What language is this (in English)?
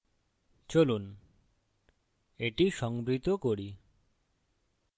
Bangla